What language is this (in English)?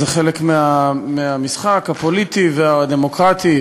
Hebrew